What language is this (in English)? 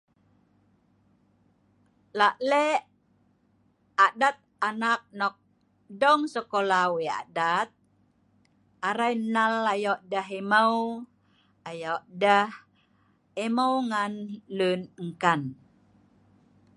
Sa'ban